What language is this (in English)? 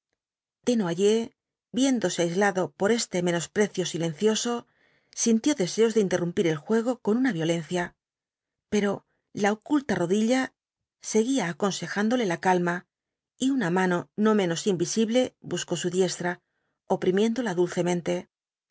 Spanish